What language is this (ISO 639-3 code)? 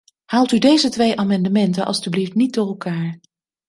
nld